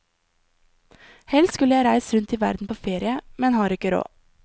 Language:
Norwegian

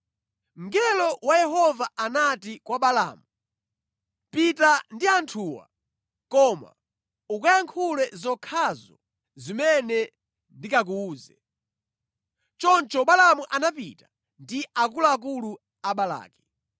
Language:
Nyanja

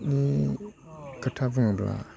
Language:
Bodo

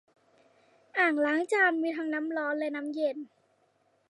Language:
Thai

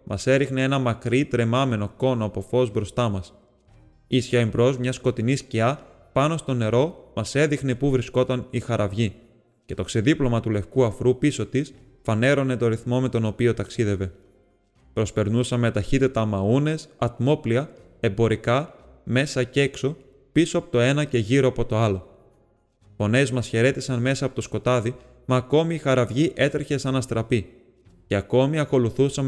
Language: Greek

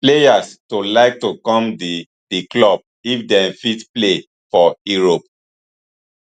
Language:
Nigerian Pidgin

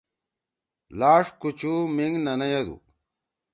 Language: Torwali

